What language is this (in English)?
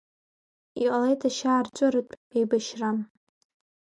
Abkhazian